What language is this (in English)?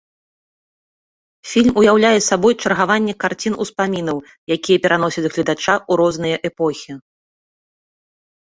Belarusian